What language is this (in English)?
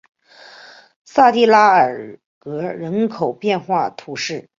Chinese